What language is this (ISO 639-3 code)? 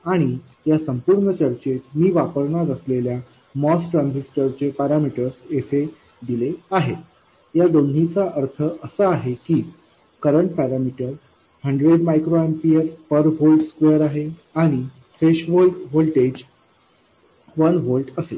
mar